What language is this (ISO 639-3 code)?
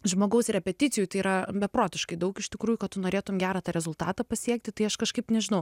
lit